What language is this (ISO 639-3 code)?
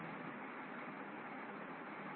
tam